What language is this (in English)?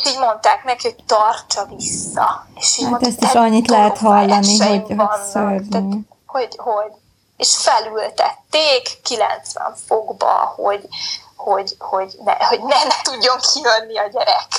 Hungarian